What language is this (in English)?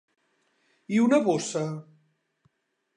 Catalan